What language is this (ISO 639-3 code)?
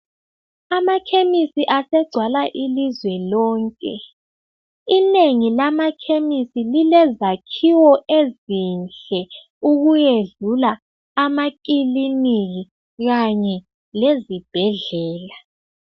nde